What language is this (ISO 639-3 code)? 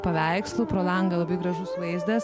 lit